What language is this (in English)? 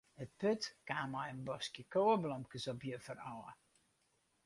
Western Frisian